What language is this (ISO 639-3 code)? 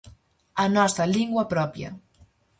glg